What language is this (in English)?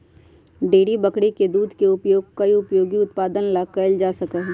Magahi